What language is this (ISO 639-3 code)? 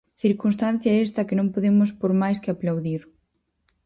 glg